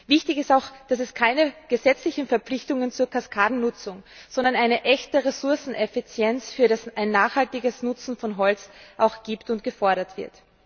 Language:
German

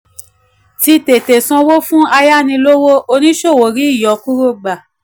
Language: Yoruba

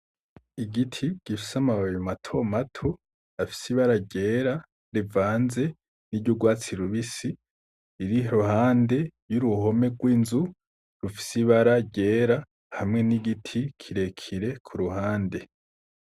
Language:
Rundi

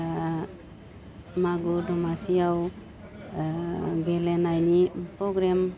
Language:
Bodo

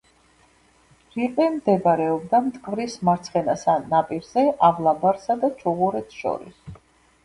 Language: Georgian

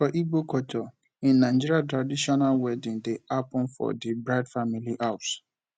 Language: Nigerian Pidgin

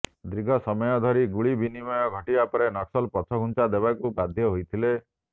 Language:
Odia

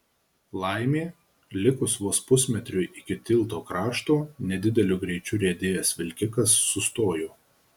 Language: Lithuanian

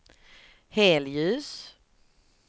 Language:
Swedish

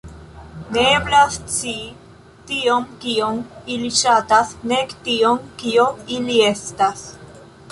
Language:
Esperanto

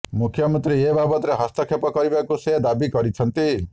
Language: Odia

